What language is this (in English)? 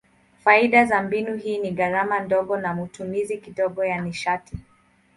Swahili